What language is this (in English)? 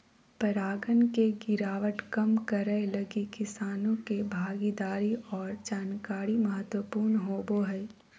Magahi